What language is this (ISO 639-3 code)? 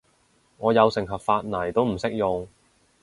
yue